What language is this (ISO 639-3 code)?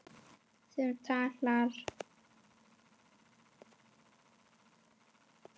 isl